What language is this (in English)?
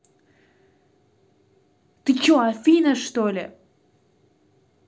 Russian